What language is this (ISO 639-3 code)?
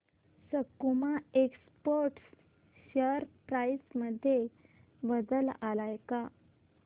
mar